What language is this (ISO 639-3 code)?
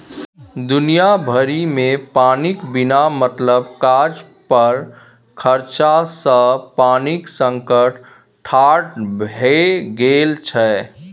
mai